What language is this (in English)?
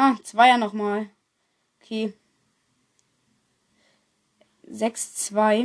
German